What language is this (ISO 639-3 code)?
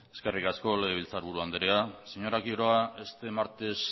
eus